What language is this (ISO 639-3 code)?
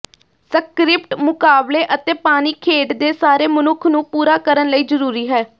pan